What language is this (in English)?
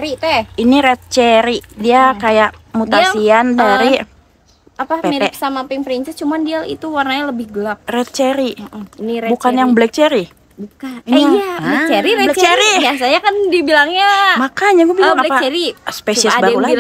Indonesian